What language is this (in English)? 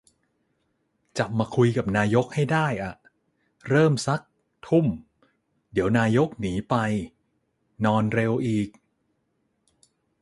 Thai